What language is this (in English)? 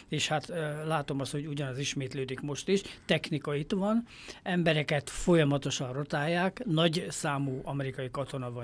Hungarian